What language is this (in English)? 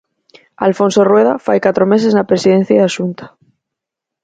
Galician